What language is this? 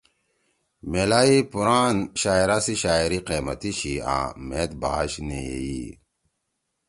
Torwali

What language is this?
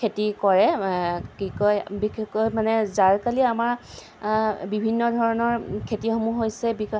Assamese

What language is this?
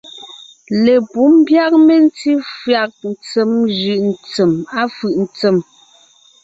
Ngiemboon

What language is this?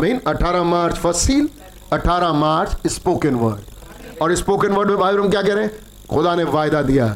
Hindi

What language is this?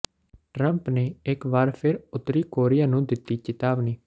Punjabi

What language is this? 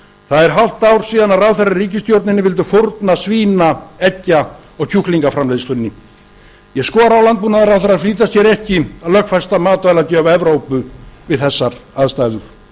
Icelandic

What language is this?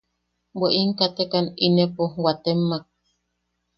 Yaqui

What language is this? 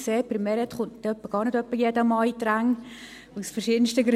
Swiss German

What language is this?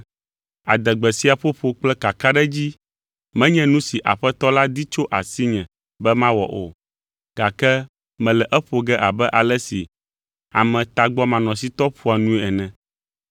Ewe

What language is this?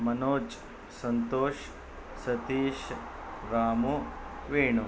Kannada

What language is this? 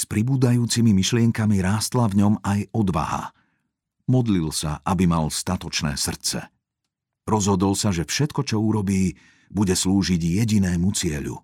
Slovak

